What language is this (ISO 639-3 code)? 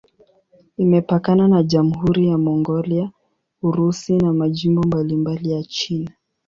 swa